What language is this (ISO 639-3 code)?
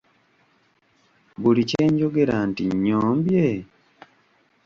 lug